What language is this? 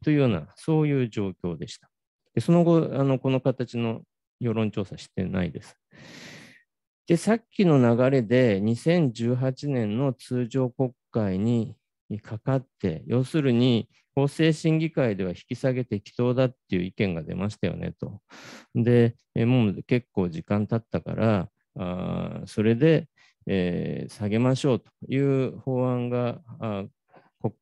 Japanese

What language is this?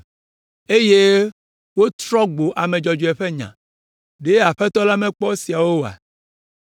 Ewe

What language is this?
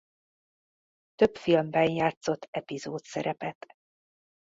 Hungarian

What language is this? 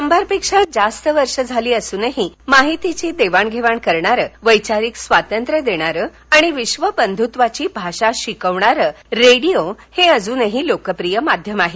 Marathi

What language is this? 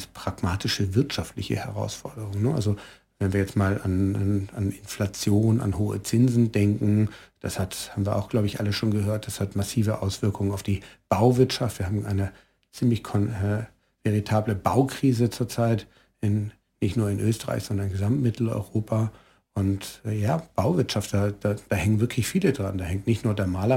German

